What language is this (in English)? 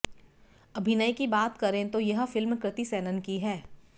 Hindi